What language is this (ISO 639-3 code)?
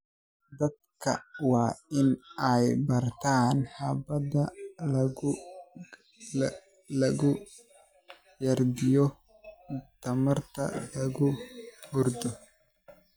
som